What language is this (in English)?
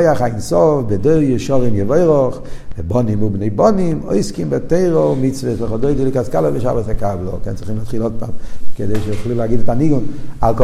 Hebrew